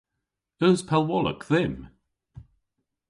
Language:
Cornish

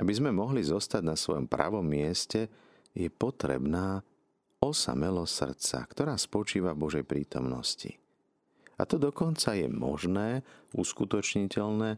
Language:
Slovak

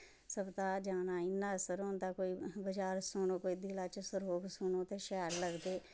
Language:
Dogri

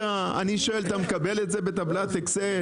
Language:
Hebrew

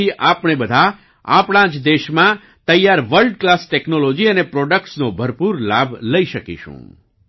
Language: Gujarati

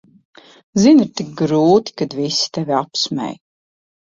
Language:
Latvian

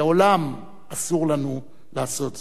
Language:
Hebrew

